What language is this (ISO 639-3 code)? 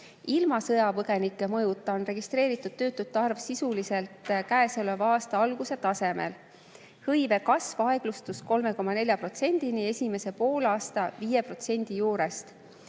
est